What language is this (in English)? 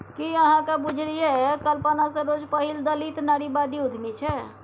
Maithili